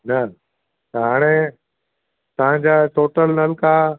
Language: Sindhi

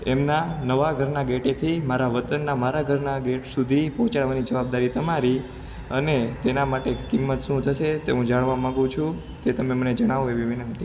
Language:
Gujarati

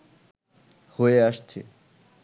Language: Bangla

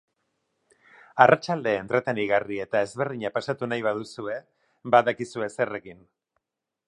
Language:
Basque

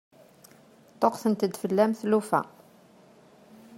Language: Kabyle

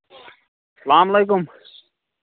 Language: Kashmiri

